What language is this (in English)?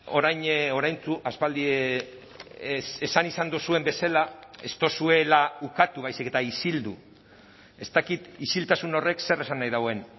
Basque